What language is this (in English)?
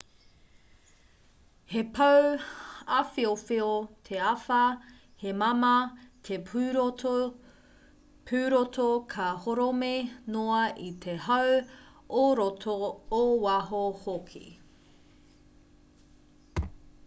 Māori